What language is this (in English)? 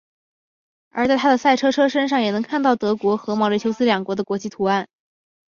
Chinese